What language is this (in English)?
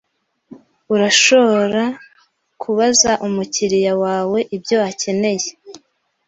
Kinyarwanda